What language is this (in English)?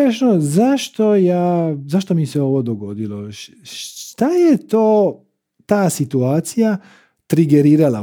Croatian